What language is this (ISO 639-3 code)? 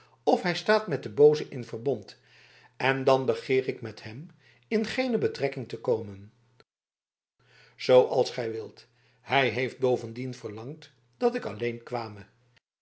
nld